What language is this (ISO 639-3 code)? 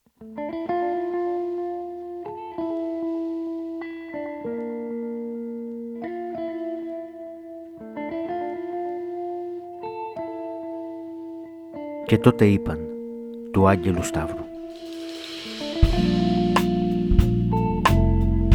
ell